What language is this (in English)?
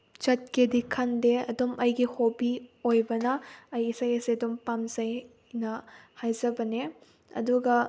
Manipuri